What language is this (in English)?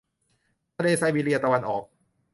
Thai